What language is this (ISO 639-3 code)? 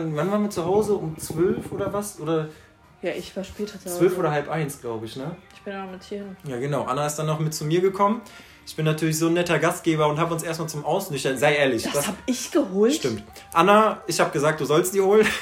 deu